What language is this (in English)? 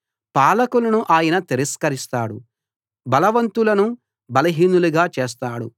Telugu